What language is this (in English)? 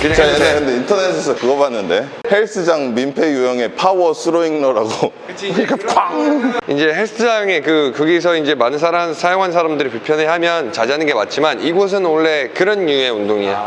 Korean